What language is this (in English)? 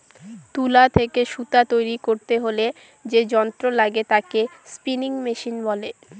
Bangla